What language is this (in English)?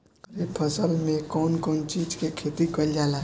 Bhojpuri